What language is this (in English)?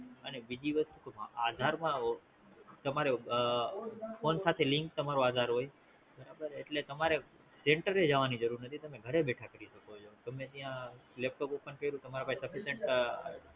Gujarati